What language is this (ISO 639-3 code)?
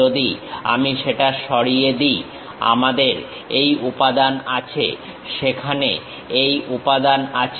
ben